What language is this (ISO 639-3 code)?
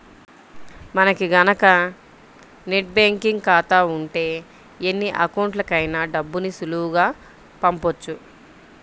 tel